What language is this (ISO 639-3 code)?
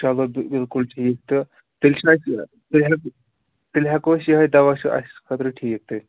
kas